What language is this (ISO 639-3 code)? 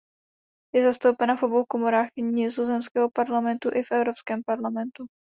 ces